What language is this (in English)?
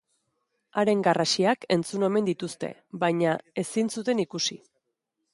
Basque